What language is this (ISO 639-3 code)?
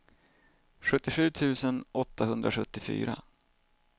swe